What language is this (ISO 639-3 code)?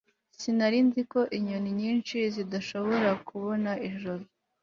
kin